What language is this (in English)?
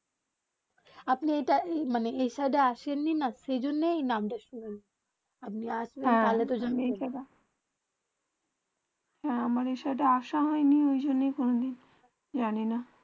Bangla